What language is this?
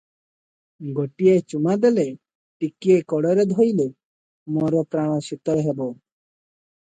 Odia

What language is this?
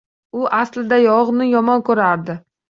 Uzbek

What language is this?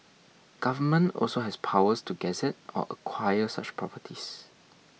English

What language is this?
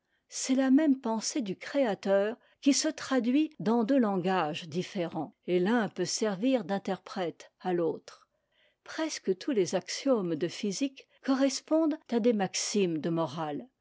French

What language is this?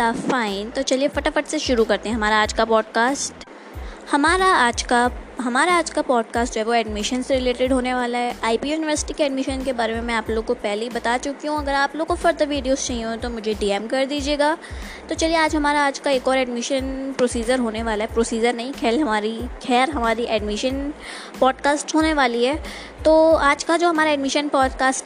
Hindi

